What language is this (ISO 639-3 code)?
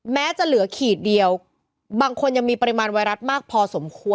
tha